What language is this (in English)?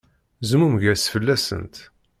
Kabyle